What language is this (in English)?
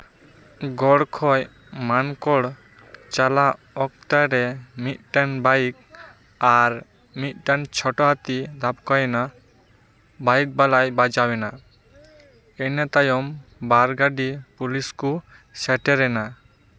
Santali